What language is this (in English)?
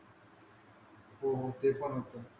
Marathi